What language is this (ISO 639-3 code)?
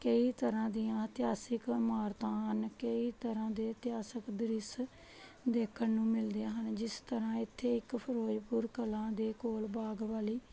pan